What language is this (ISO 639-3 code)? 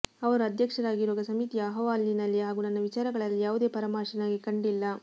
kan